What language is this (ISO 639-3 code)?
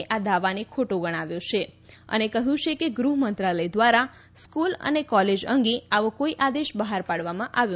guj